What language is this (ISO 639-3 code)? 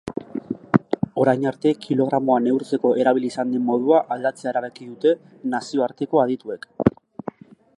eus